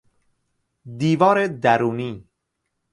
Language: Persian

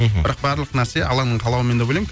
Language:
Kazakh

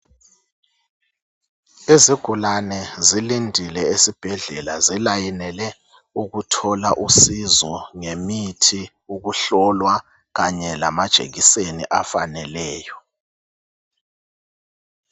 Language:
North Ndebele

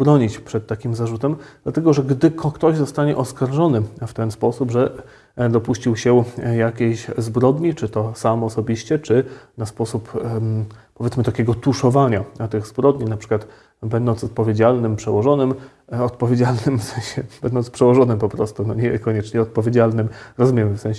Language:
Polish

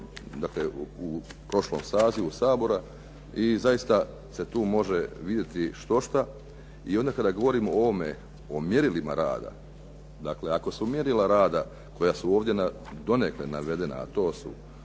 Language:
Croatian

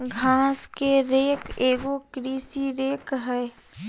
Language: Magahi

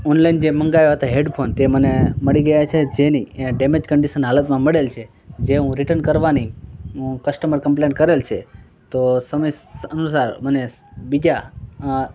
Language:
Gujarati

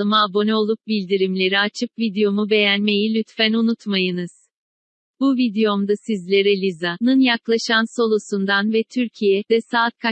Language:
Turkish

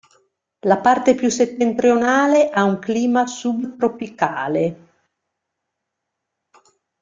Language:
Italian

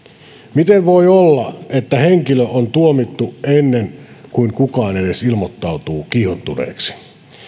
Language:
Finnish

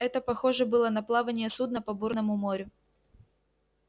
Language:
Russian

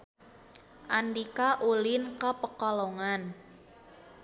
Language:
Sundanese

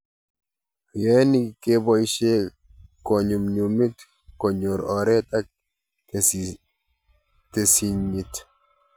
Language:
Kalenjin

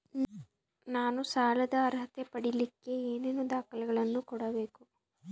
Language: Kannada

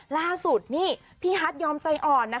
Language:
Thai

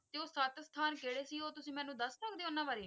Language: Punjabi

